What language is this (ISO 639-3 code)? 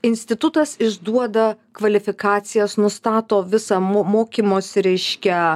lit